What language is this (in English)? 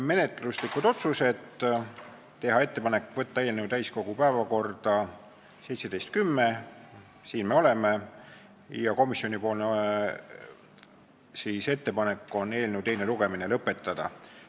Estonian